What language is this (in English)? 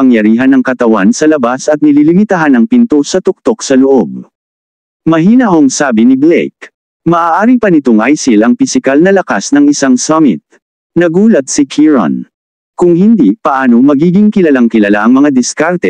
Filipino